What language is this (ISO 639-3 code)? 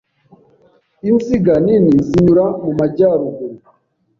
kin